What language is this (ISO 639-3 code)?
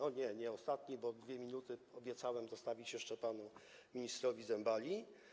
pol